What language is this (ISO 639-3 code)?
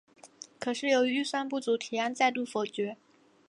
zho